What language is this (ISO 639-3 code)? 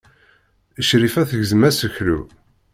kab